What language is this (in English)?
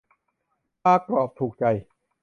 Thai